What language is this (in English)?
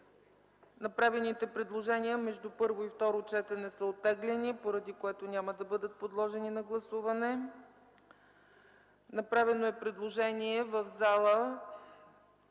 Bulgarian